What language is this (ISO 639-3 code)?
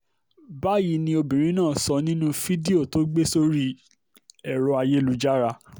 yor